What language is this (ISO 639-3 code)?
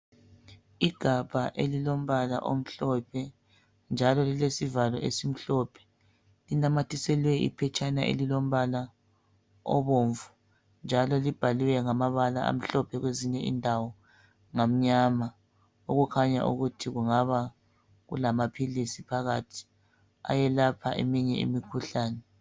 nde